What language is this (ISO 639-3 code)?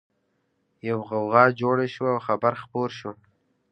pus